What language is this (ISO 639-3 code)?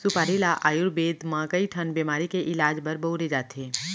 hne